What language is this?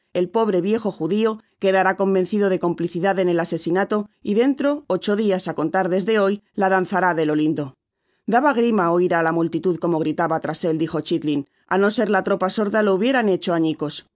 Spanish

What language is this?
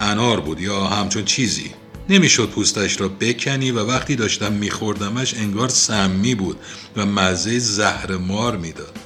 Persian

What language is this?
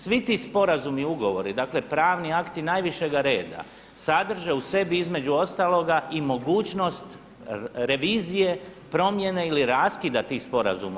Croatian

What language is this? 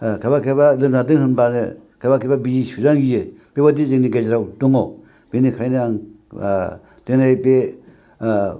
Bodo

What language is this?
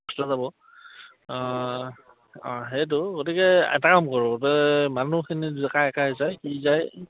Assamese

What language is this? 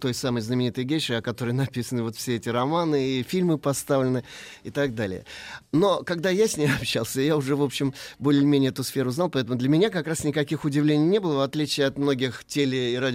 Russian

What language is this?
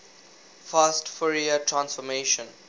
English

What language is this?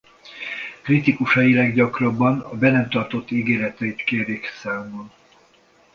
Hungarian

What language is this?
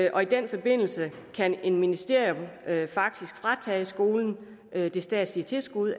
Danish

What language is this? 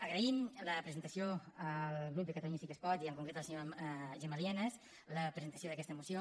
Catalan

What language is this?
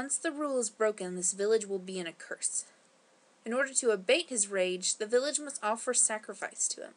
English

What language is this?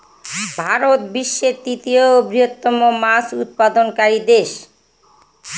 Bangla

